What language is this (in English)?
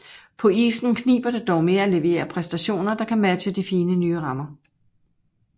Danish